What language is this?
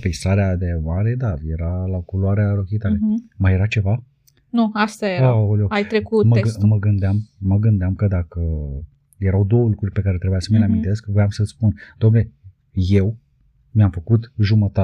Romanian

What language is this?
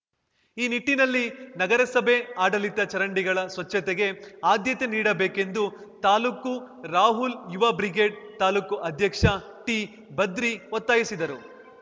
Kannada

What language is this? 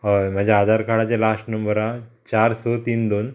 Konkani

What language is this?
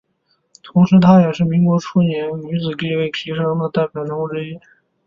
Chinese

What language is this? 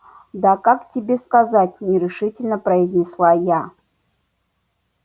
Russian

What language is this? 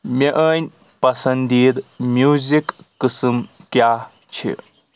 Kashmiri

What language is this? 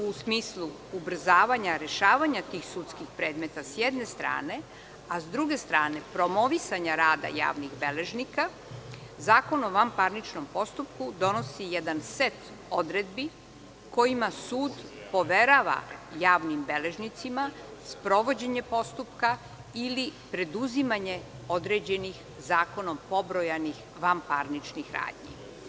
Serbian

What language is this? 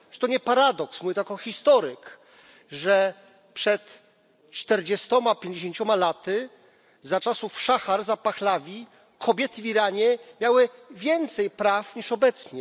Polish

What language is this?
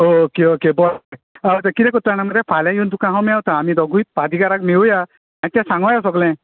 Konkani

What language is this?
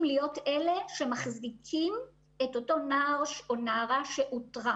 Hebrew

